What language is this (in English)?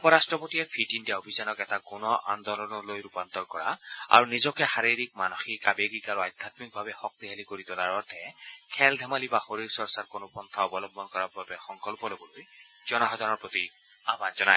Assamese